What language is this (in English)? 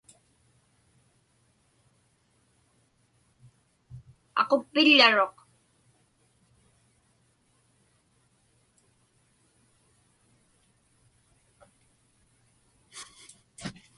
Inupiaq